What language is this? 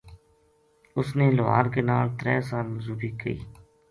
Gujari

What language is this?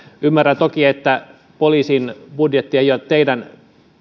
Finnish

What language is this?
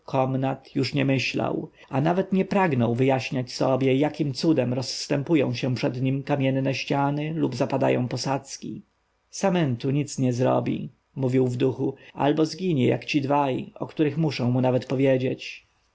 Polish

